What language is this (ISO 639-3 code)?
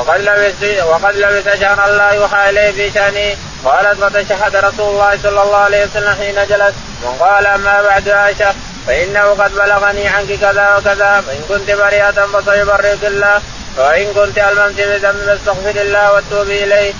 ara